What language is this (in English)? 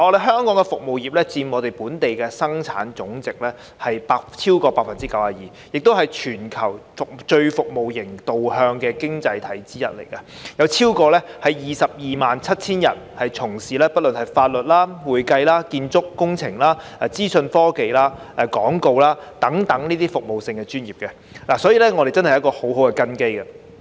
Cantonese